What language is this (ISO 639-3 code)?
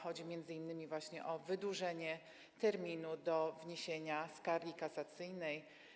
pol